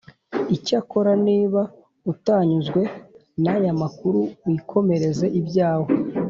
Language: Kinyarwanda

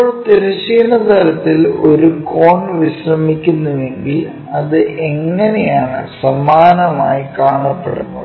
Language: Malayalam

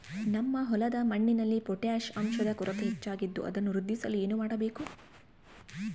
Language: Kannada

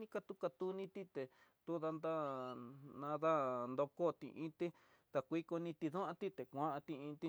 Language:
Tidaá Mixtec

